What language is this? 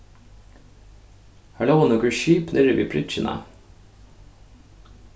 Faroese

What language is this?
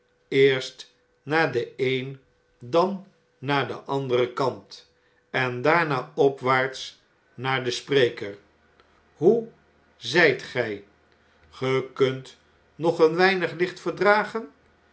Dutch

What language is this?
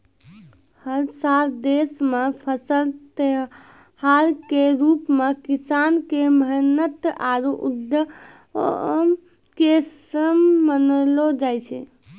Maithili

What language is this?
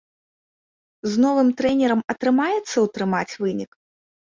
Belarusian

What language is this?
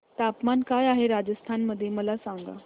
Marathi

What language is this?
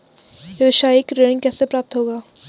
Hindi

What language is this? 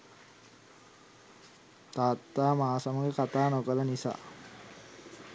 Sinhala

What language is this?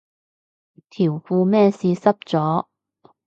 Cantonese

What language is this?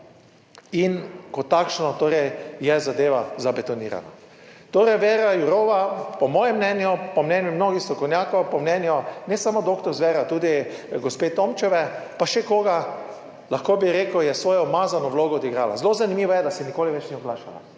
Slovenian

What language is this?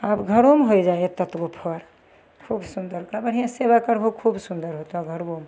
Maithili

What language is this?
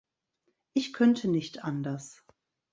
German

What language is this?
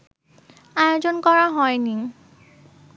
Bangla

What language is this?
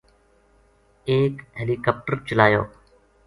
Gujari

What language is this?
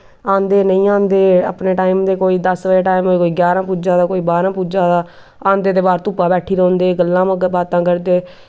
Dogri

